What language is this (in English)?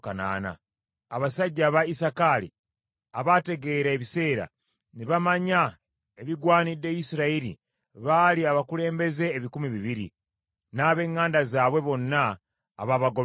Ganda